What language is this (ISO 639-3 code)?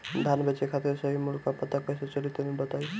bho